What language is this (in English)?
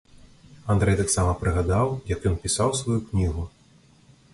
Belarusian